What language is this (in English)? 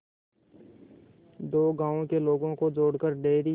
Hindi